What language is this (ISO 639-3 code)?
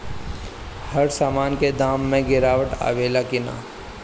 bho